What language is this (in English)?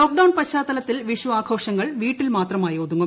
Malayalam